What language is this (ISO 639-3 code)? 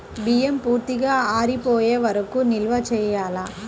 tel